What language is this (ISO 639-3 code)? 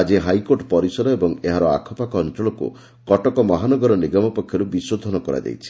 ori